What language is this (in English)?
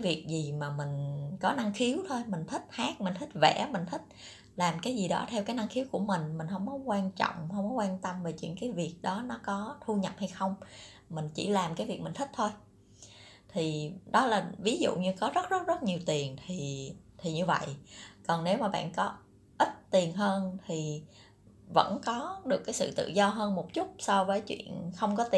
Vietnamese